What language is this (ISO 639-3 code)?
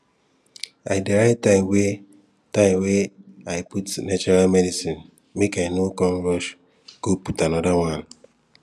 pcm